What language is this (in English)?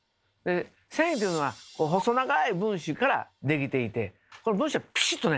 Japanese